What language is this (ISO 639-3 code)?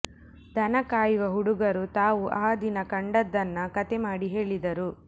kan